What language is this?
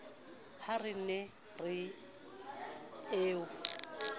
Southern Sotho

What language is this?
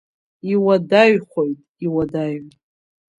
Abkhazian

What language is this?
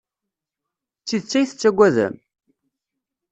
Kabyle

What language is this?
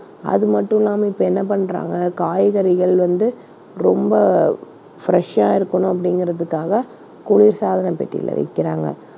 Tamil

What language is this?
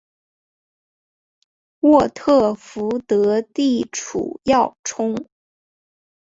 Chinese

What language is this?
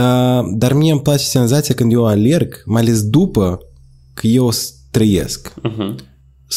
Romanian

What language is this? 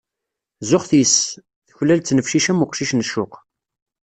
Kabyle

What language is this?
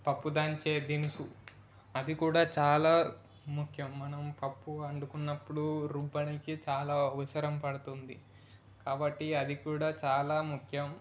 Telugu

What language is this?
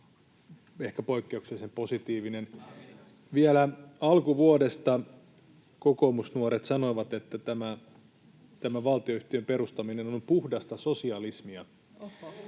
Finnish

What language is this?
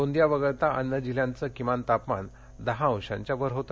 Marathi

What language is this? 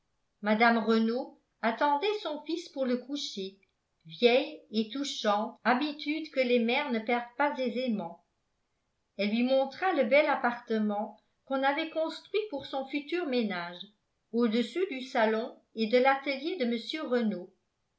French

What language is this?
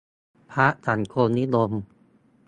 Thai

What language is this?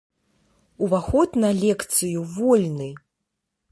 Belarusian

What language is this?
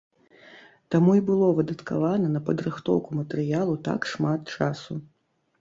Belarusian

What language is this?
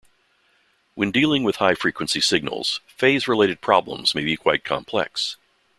English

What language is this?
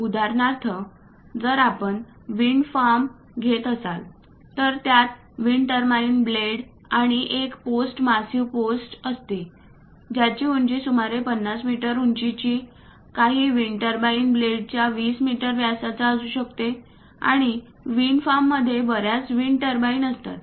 Marathi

